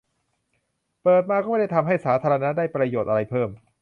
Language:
Thai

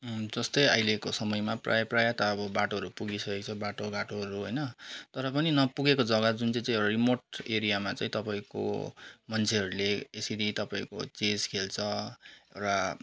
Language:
Nepali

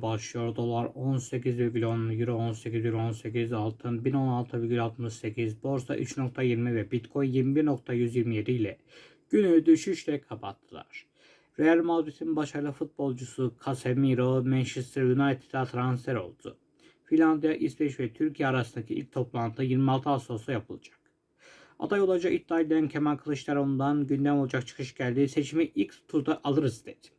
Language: Turkish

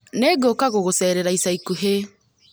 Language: Kikuyu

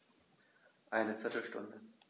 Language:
German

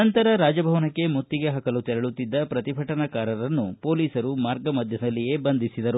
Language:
Kannada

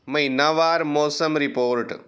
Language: Punjabi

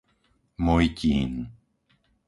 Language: Slovak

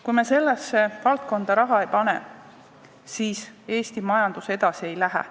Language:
Estonian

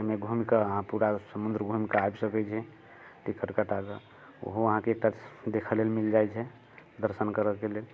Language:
Maithili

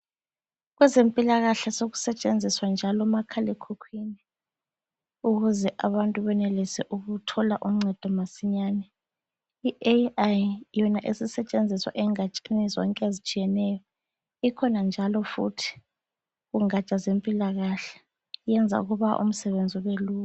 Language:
North Ndebele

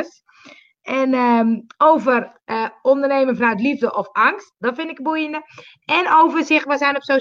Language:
Dutch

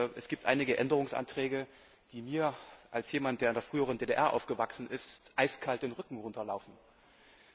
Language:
German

